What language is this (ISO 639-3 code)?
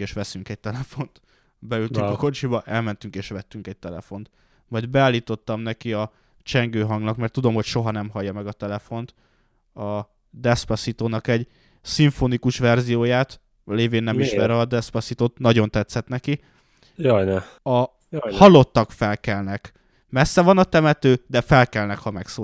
hun